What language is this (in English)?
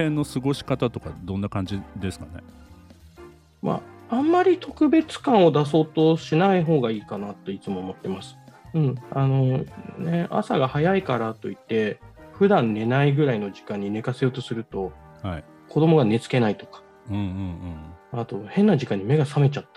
Japanese